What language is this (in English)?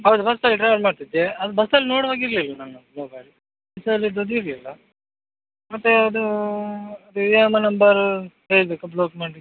Kannada